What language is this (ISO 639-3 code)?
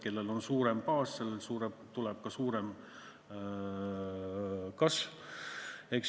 est